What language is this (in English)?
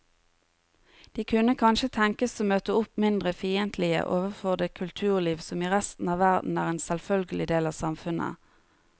Norwegian